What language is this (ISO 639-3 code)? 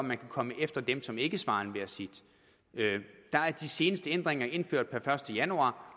dan